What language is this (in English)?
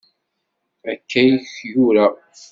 Kabyle